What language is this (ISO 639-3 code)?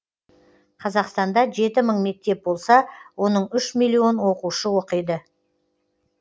kaz